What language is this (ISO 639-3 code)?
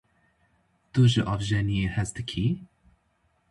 kur